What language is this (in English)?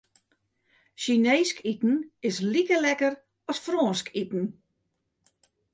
Western Frisian